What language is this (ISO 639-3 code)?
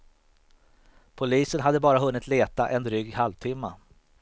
swe